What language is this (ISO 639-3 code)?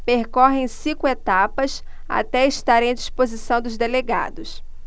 por